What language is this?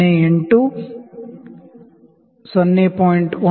Kannada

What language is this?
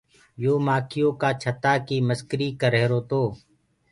Gurgula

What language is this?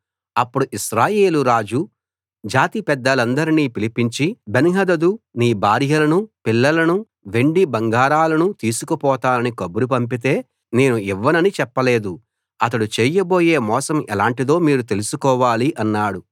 Telugu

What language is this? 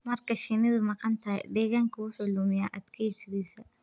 Somali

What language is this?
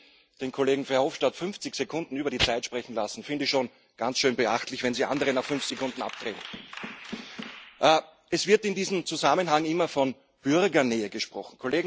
German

